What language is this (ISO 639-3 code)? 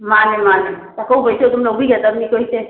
mni